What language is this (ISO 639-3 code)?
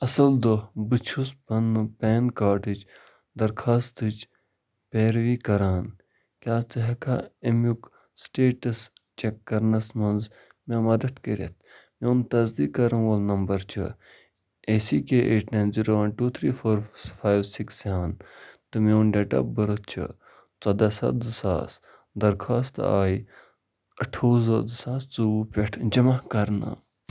kas